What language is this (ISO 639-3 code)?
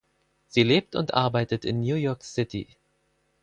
deu